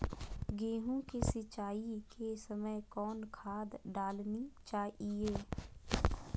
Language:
Magahi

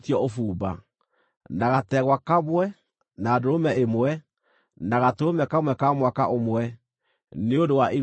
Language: Kikuyu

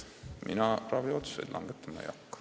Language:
Estonian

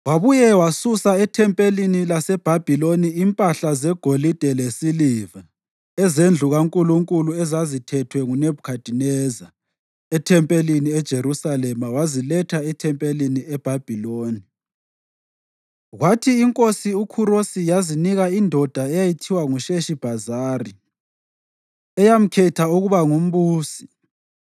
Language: North Ndebele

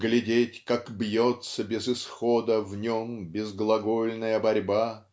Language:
Russian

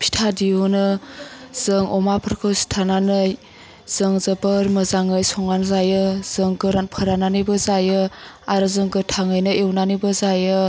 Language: Bodo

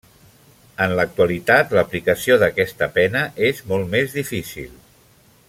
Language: Catalan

